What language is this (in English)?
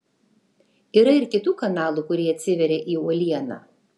Lithuanian